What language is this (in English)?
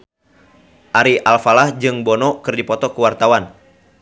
Sundanese